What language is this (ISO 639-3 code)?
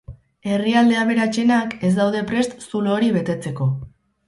eus